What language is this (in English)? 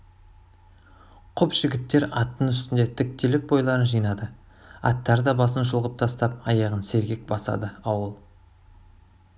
Kazakh